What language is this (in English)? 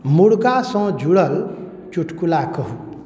Maithili